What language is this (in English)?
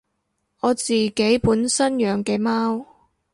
Cantonese